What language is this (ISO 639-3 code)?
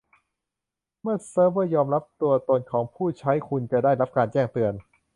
tha